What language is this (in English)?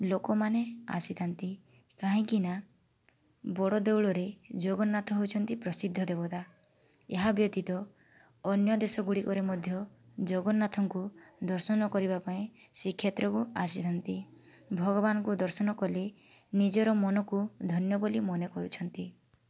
Odia